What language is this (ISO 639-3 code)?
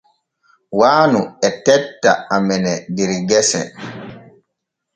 fue